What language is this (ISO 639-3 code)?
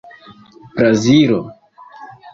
epo